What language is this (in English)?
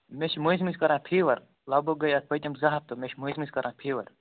Kashmiri